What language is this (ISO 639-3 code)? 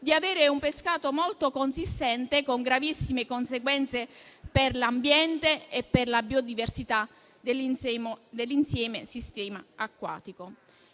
ita